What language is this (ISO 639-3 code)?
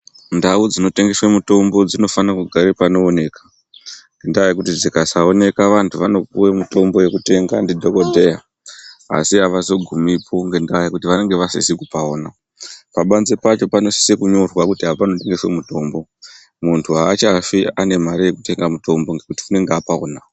ndc